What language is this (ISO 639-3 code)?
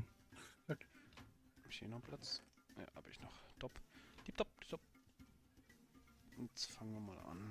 deu